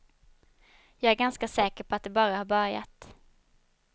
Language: Swedish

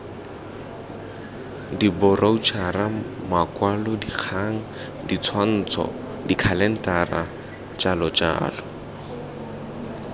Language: Tswana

